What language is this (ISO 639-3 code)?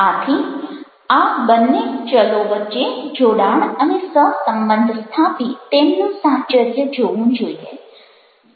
guj